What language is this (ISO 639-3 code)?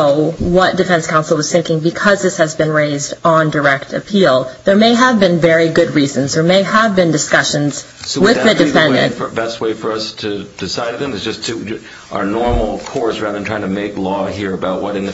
eng